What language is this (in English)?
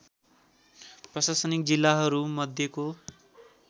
Nepali